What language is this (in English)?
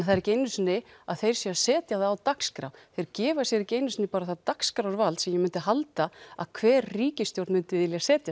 Icelandic